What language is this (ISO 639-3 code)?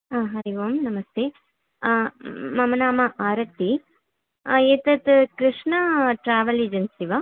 san